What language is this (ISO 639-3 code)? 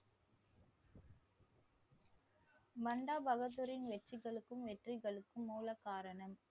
tam